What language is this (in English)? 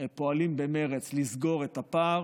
Hebrew